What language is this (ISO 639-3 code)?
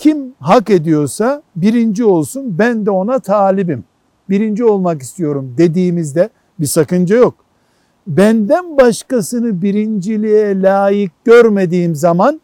tur